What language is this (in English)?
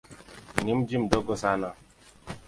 Swahili